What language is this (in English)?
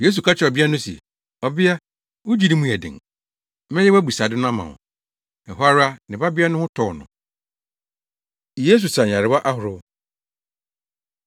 Akan